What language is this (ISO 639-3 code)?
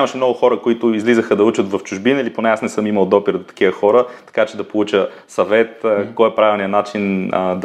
bul